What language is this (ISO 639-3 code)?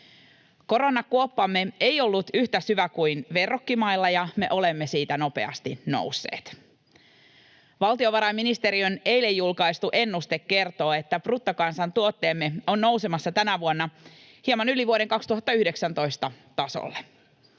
fin